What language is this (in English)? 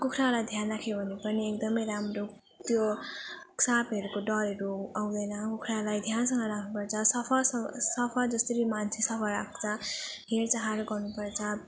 Nepali